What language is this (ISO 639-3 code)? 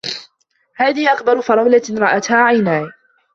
ara